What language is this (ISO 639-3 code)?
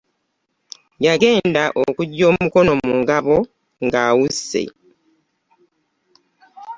lug